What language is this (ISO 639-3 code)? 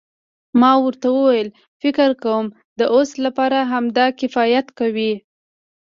pus